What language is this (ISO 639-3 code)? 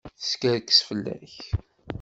kab